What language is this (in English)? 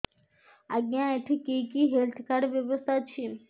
Odia